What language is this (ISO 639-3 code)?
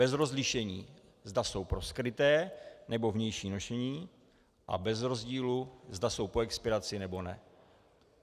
ces